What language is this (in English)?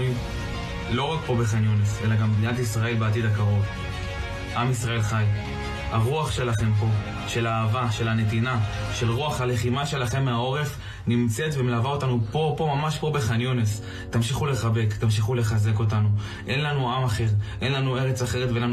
Hebrew